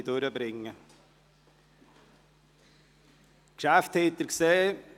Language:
Swiss German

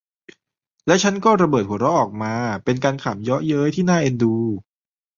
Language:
Thai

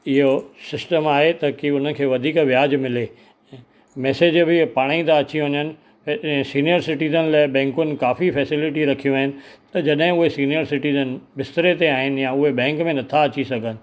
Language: Sindhi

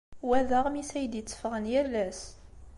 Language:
Kabyle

